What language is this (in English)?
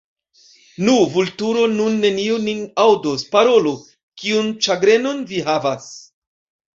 Esperanto